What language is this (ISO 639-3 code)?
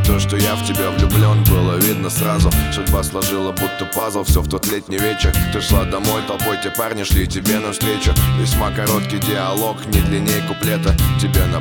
rus